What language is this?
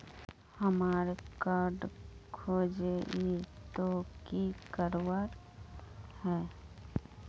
Magahi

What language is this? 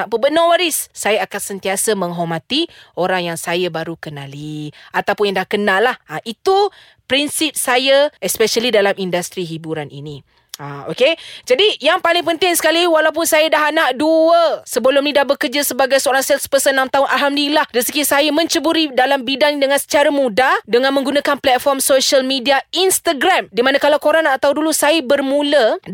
Malay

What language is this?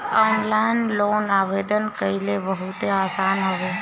Bhojpuri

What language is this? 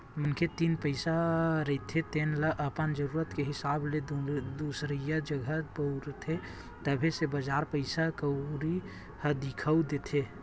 Chhattisgarhi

